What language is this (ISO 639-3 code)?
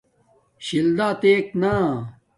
dmk